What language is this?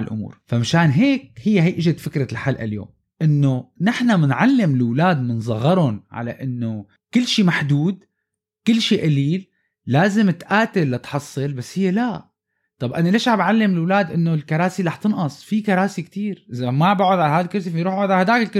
Arabic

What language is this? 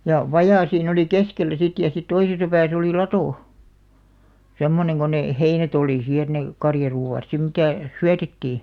Finnish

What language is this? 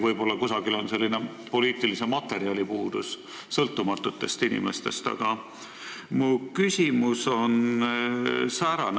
Estonian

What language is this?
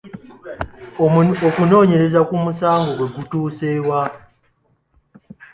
Ganda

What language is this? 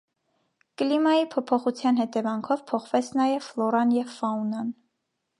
Armenian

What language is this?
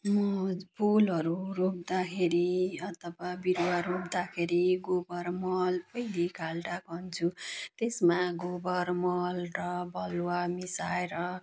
Nepali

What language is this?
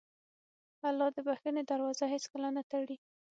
Pashto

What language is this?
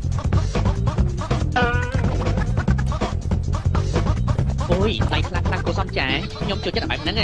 Thai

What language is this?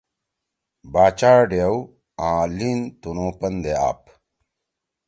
Torwali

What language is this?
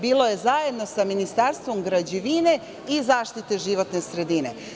Serbian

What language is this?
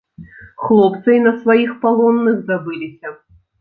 Belarusian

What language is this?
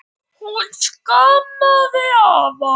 Icelandic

